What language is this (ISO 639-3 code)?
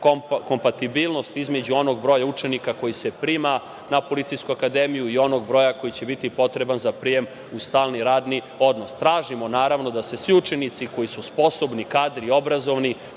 srp